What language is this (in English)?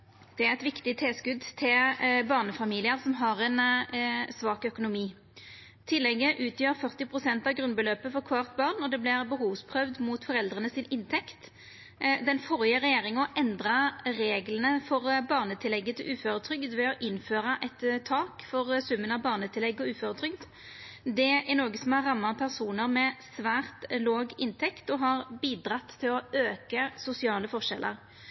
Norwegian Nynorsk